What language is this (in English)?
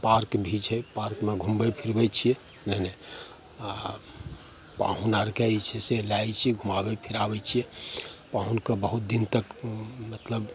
Maithili